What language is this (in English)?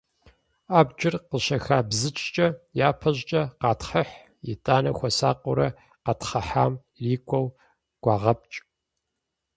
Kabardian